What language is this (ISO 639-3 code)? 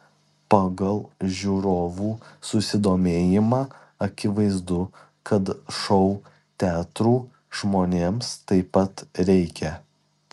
lit